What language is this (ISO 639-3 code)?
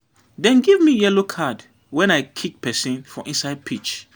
pcm